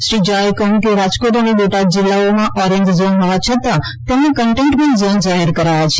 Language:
Gujarati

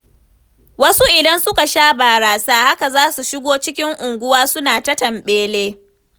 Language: Hausa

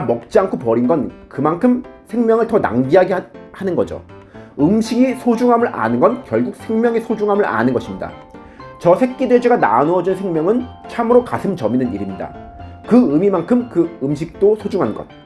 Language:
Korean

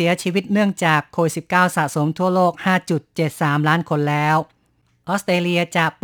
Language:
Thai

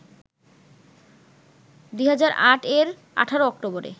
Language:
Bangla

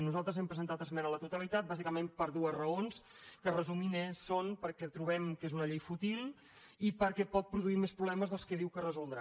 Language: Catalan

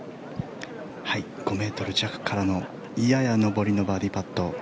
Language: Japanese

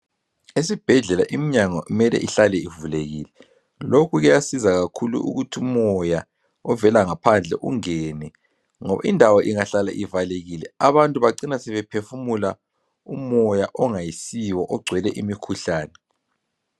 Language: North Ndebele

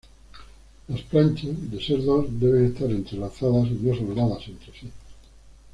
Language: Spanish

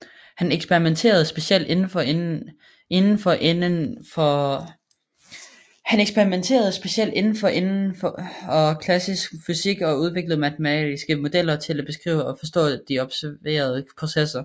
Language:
Danish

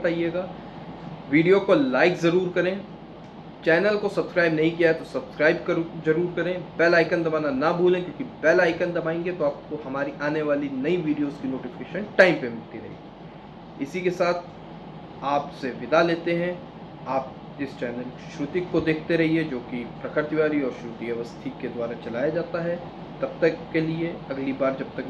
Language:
Hindi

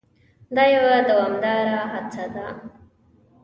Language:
Pashto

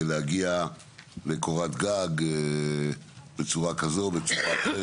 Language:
Hebrew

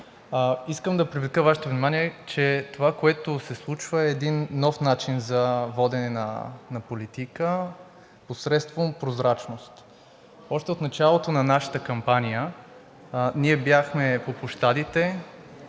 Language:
Bulgarian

